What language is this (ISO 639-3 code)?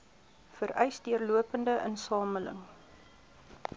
afr